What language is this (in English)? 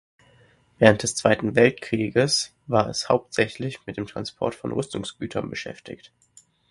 German